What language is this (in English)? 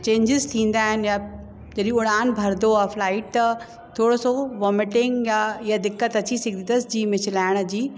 Sindhi